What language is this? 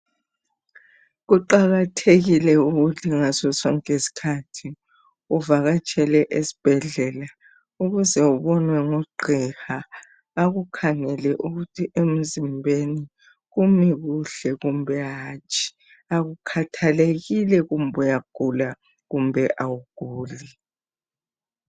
North Ndebele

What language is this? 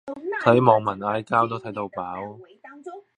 Cantonese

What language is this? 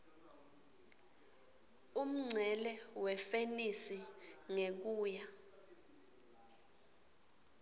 Swati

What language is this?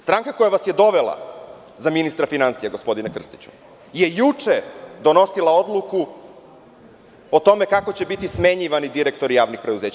Serbian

